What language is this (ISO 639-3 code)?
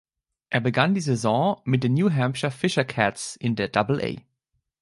deu